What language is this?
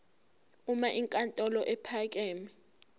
Zulu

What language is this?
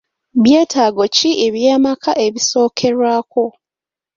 Ganda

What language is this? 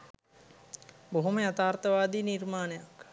Sinhala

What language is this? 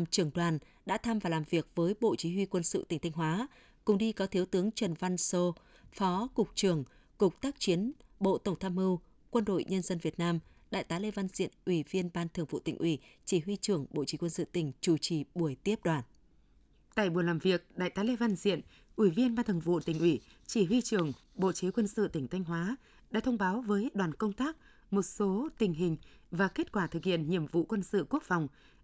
Vietnamese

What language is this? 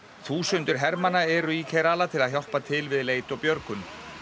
Icelandic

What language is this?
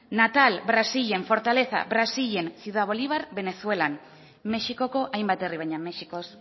Basque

